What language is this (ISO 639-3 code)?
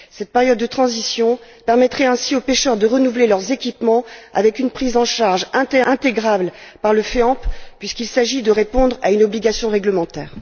fra